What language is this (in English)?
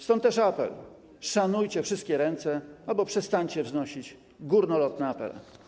Polish